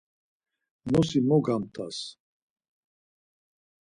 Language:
Laz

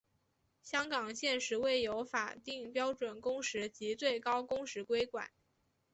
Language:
Chinese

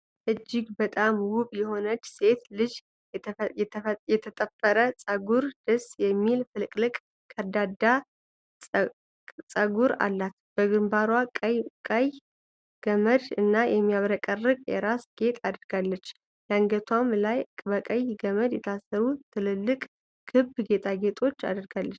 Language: Amharic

